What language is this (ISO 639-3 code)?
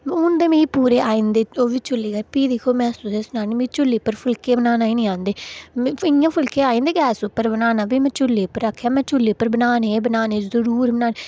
doi